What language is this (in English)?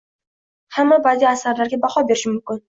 Uzbek